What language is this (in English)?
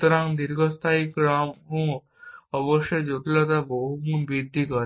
Bangla